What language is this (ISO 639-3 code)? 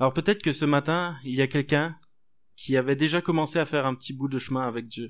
fra